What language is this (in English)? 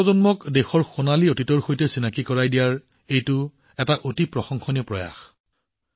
Assamese